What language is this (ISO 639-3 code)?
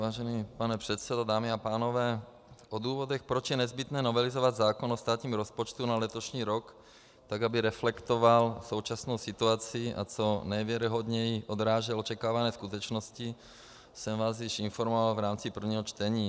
ces